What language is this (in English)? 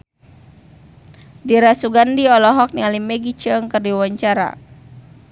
Sundanese